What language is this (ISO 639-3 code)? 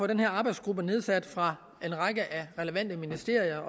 dan